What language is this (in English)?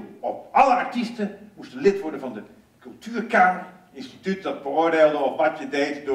Dutch